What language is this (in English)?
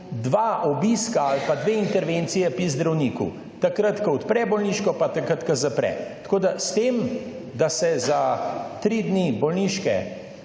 Slovenian